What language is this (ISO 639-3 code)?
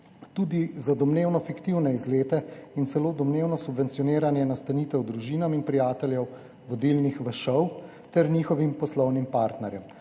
slv